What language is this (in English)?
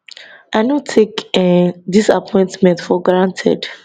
Nigerian Pidgin